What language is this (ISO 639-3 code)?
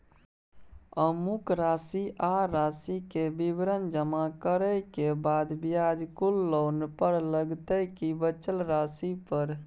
mai